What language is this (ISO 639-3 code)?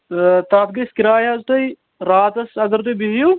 kas